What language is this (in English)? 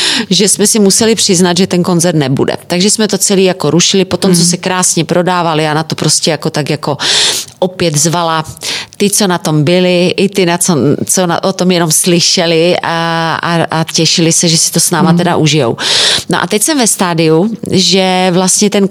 Czech